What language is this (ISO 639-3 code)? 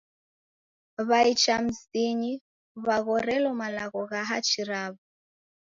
dav